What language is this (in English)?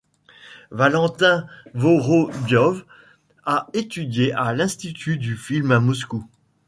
French